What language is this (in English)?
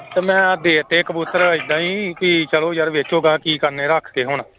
Punjabi